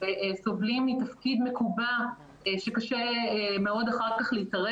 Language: Hebrew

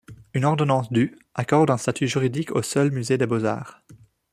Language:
French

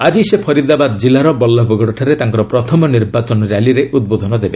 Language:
Odia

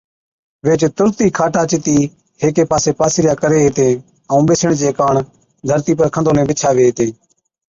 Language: Od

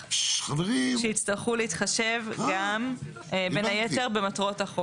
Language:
Hebrew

